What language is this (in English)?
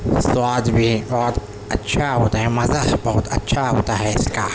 Urdu